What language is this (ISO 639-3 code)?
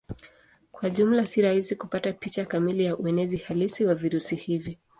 swa